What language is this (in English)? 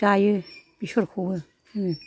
Bodo